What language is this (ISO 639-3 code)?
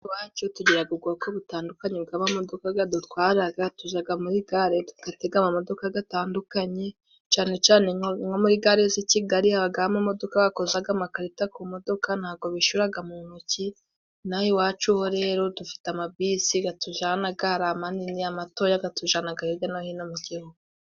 kin